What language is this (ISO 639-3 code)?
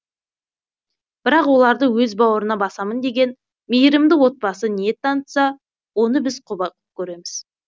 kaz